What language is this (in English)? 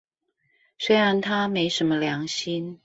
Chinese